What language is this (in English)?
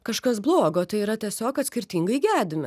Lithuanian